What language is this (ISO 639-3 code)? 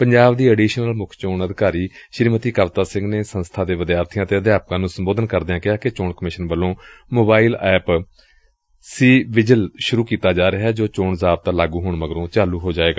pan